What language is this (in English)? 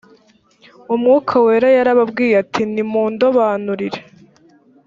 Kinyarwanda